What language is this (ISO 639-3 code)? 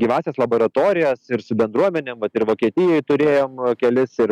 lit